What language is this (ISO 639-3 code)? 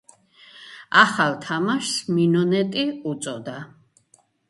kat